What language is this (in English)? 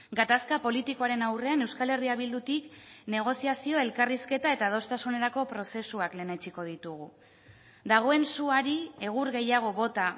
Basque